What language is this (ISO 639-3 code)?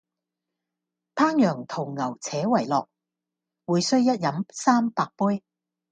yue